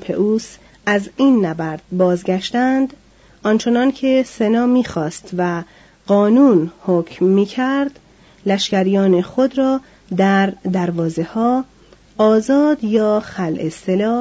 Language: Persian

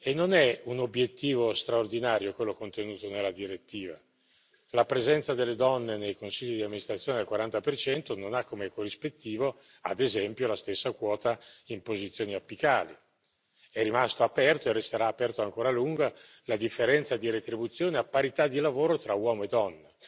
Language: Italian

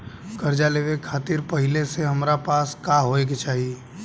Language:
Bhojpuri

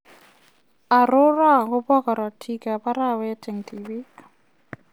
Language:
Kalenjin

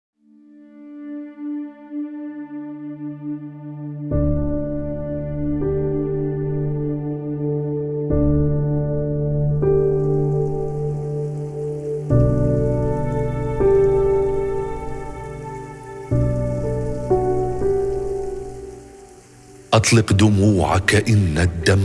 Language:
Arabic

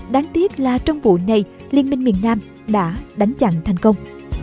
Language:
Vietnamese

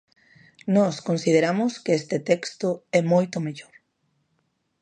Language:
Galician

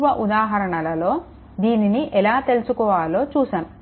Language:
Telugu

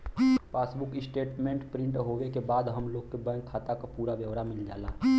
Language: Bhojpuri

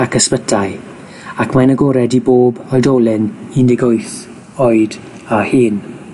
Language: Welsh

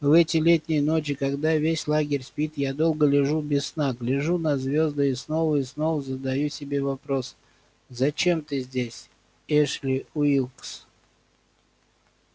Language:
Russian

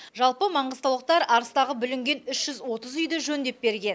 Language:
Kazakh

